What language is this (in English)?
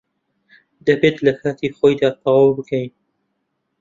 Central Kurdish